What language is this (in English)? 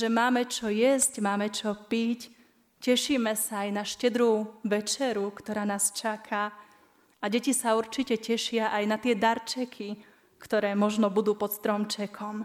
Slovak